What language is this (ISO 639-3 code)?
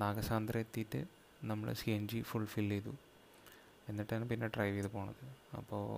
mal